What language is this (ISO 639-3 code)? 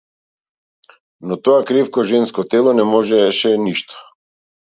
mkd